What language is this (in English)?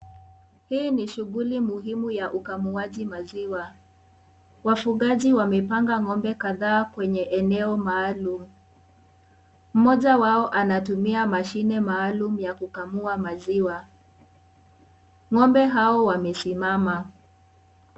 Swahili